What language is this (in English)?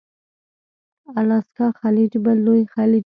Pashto